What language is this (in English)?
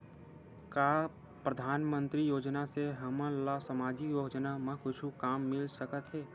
Chhattisgarhi